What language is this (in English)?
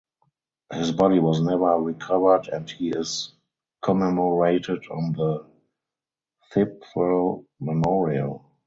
English